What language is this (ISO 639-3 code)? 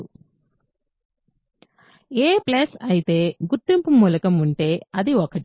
tel